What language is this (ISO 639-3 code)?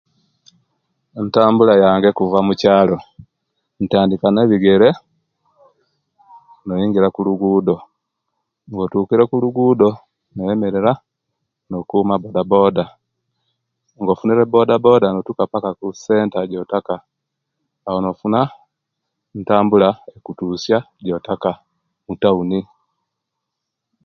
lke